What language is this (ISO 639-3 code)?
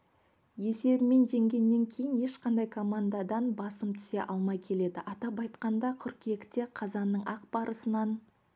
kaz